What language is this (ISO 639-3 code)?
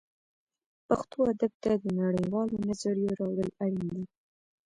pus